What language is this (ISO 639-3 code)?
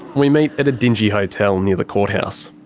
eng